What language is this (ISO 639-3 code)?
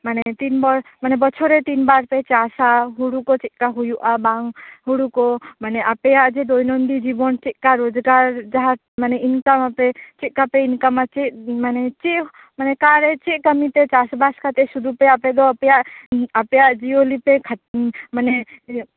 sat